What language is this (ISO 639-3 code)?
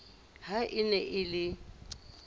sot